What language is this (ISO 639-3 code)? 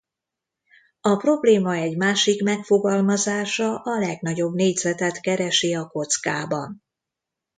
hun